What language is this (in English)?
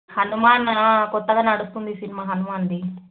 Telugu